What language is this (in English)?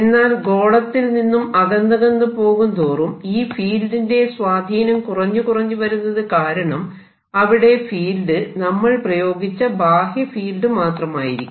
Malayalam